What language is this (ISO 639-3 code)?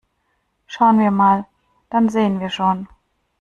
deu